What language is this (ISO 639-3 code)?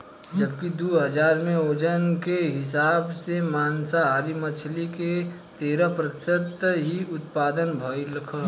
bho